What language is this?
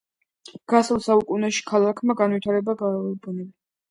Georgian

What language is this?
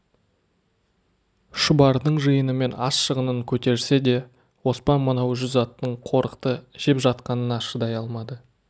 Kazakh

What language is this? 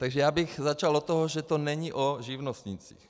Czech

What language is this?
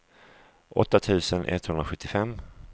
Swedish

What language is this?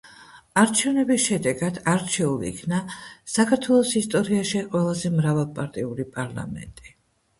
Georgian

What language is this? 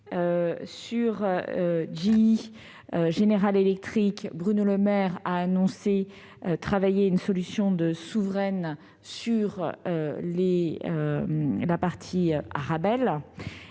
French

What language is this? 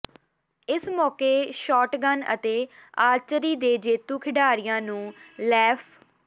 Punjabi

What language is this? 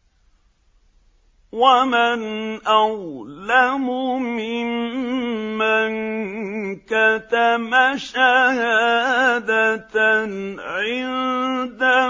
Arabic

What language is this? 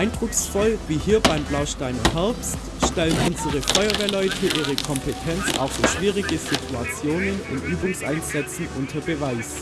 German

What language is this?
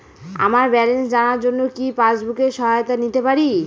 Bangla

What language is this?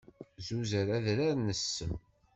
Kabyle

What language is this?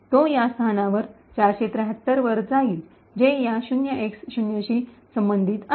Marathi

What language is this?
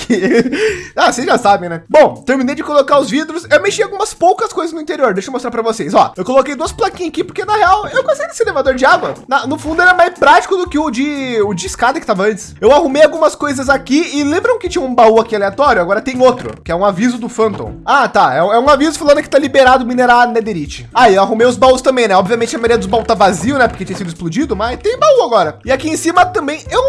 Portuguese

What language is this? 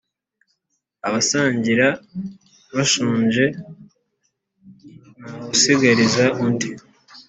Kinyarwanda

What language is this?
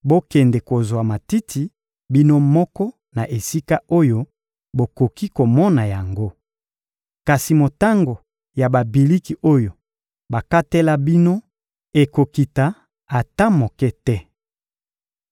Lingala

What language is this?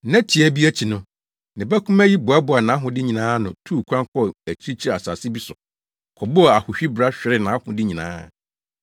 Akan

